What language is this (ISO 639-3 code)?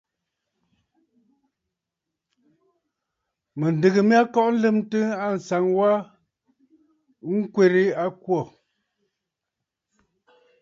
bfd